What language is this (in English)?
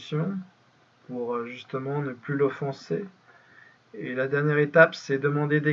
French